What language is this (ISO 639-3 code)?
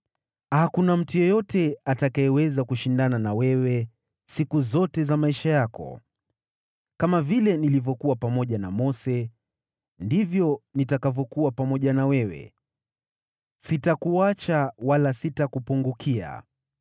swa